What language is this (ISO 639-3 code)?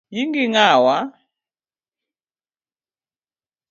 luo